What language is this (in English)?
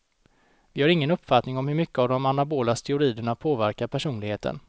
Swedish